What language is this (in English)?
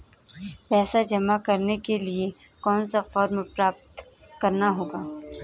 Hindi